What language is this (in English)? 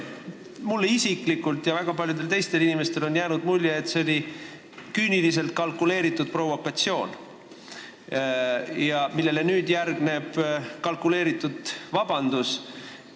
Estonian